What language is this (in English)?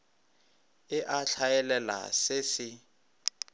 Northern Sotho